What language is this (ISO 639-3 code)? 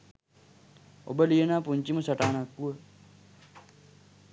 sin